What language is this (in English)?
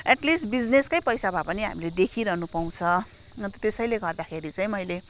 Nepali